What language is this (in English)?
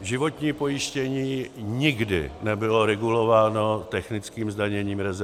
Czech